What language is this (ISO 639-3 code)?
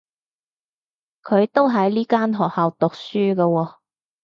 yue